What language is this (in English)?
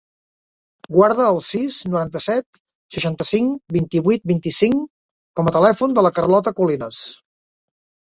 Catalan